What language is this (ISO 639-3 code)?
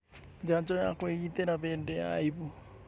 kik